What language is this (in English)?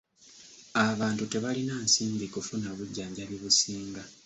Ganda